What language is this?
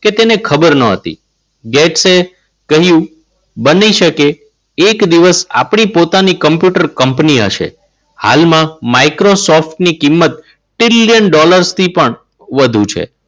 Gujarati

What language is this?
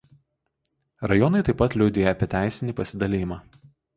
Lithuanian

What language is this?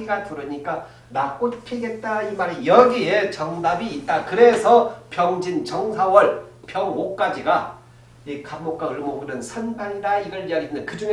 Korean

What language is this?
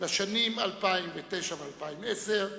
Hebrew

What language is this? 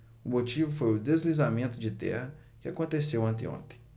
Portuguese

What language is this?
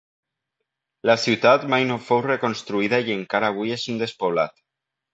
Catalan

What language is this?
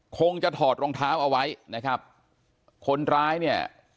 Thai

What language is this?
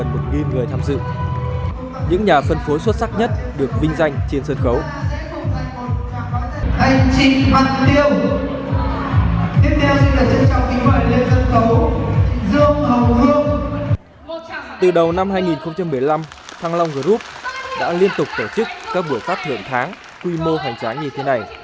Vietnamese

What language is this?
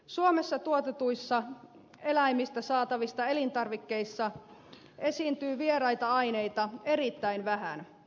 Finnish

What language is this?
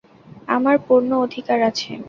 Bangla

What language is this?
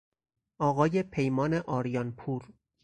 Persian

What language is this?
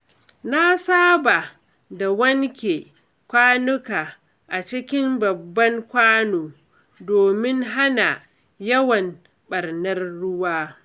Hausa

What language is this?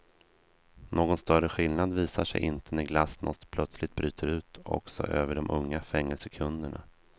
Swedish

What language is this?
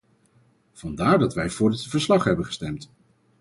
Dutch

